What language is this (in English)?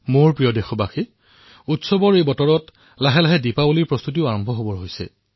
Assamese